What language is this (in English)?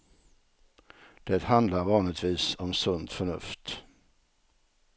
Swedish